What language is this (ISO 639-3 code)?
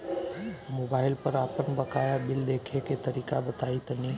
bho